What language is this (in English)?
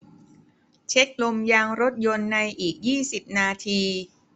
Thai